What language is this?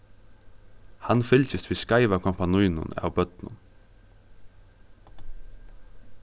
Faroese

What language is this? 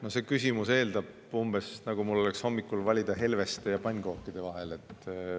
Estonian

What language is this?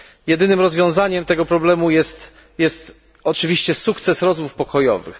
Polish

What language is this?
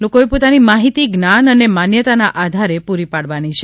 Gujarati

